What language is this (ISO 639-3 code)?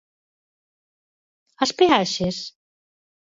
glg